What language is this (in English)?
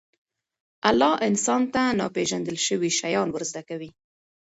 Pashto